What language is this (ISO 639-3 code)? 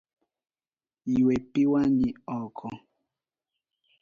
luo